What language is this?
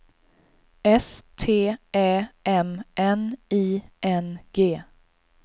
Swedish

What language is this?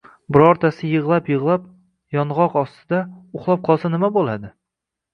Uzbek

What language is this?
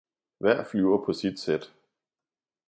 Danish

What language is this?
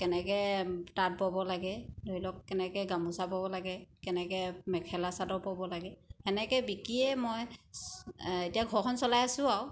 Assamese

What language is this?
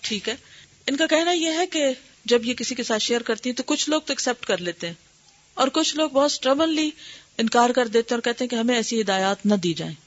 Urdu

